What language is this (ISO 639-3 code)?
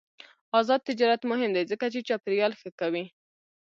pus